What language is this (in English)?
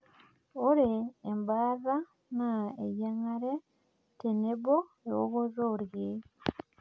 Masai